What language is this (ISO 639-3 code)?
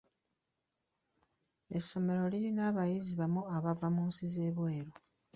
lug